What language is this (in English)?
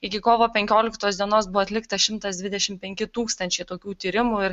Lithuanian